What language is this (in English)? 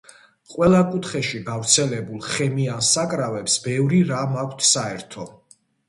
Georgian